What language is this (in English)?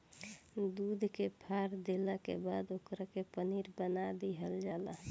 Bhojpuri